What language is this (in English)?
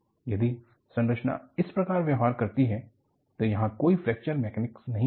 Hindi